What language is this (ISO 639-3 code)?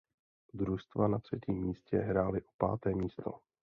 ces